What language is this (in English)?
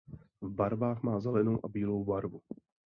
Czech